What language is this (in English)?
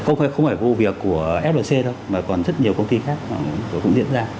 Vietnamese